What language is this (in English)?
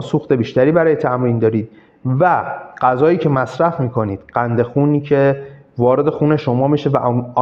Persian